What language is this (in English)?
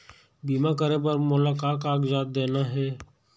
Chhattisgarhi